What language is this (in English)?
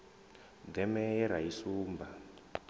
Venda